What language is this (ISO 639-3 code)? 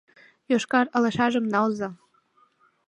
chm